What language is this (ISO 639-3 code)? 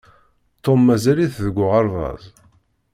kab